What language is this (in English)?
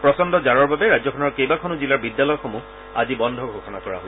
Assamese